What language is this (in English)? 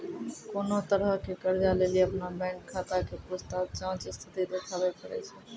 Maithili